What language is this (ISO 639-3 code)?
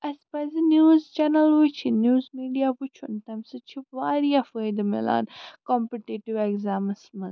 kas